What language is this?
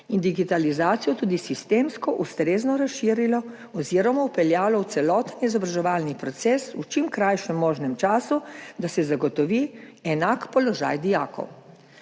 Slovenian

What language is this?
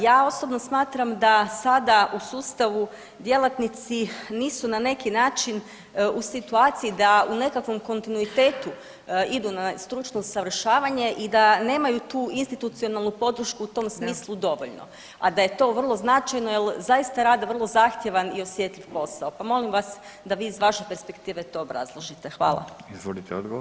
Croatian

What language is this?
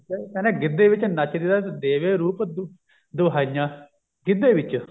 Punjabi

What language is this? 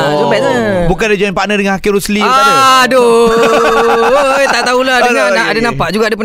Malay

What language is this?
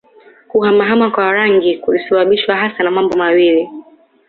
Swahili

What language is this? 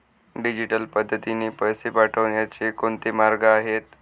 Marathi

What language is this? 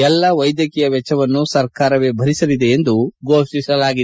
Kannada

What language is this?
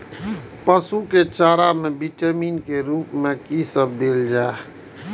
Maithili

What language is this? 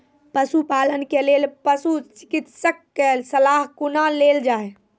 Maithili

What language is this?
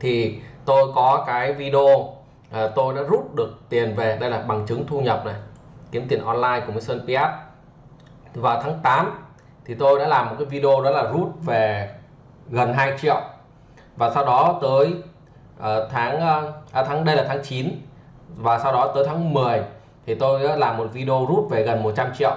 Vietnamese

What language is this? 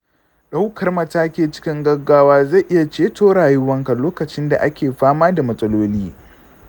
Hausa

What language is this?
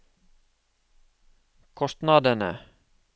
Norwegian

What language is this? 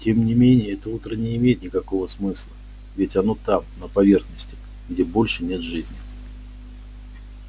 Russian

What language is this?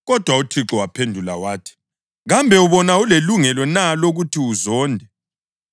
North Ndebele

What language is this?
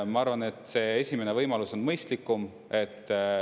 Estonian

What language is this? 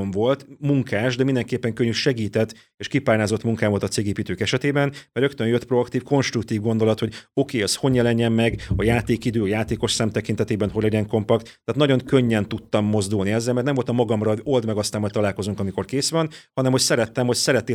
Hungarian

